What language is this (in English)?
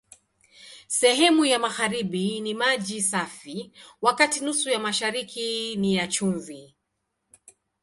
Swahili